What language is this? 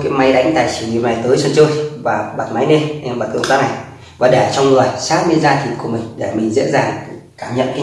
Vietnamese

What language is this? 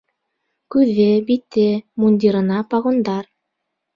Bashkir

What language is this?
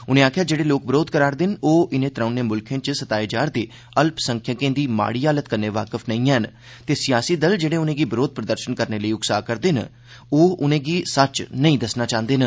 Dogri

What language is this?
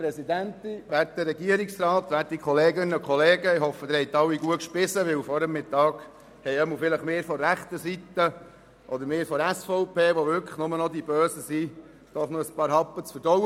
Swiss German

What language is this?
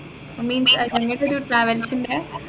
Malayalam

